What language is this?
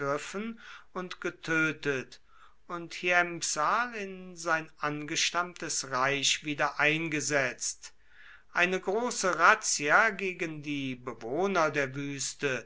German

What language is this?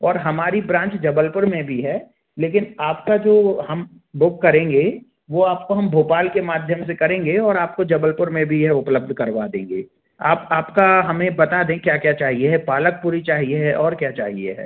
Hindi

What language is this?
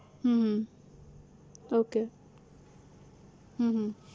Gujarati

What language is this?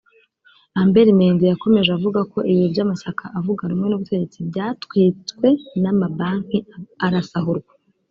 Kinyarwanda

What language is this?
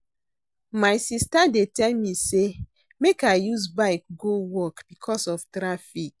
Nigerian Pidgin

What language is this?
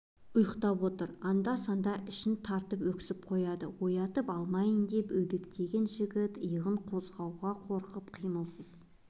Kazakh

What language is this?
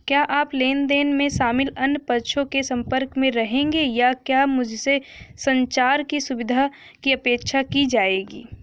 Hindi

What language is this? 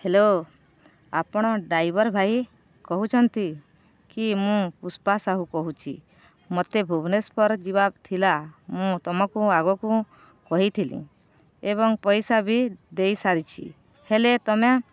Odia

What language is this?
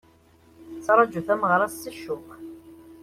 Kabyle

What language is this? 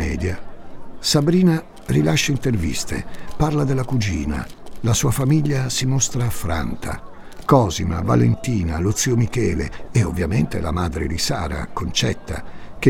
Italian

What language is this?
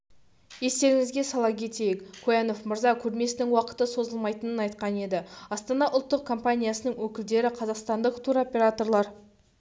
Kazakh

